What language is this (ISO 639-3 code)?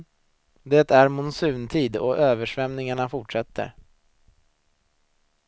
swe